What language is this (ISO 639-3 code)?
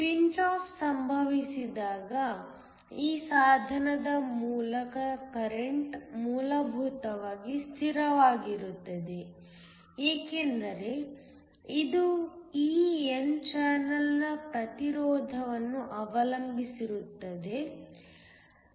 kan